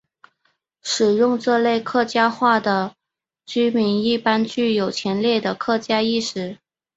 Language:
Chinese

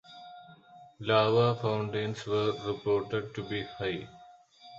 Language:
English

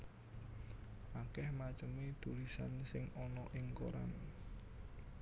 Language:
Javanese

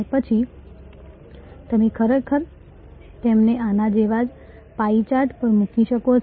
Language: Gujarati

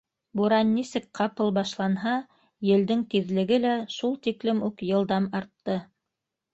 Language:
Bashkir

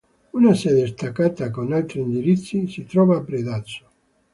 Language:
Italian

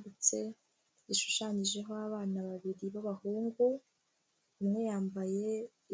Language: Kinyarwanda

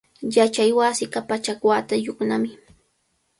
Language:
Cajatambo North Lima Quechua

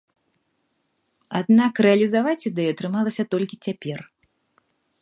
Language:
Belarusian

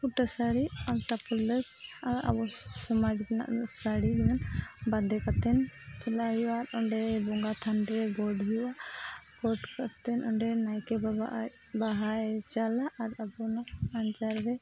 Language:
Santali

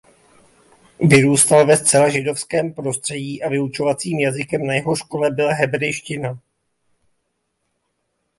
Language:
Czech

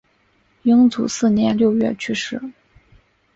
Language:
Chinese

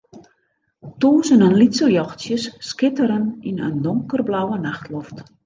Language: Western Frisian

